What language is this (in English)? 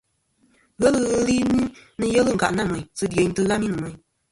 Kom